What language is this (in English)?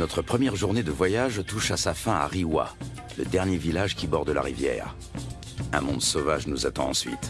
French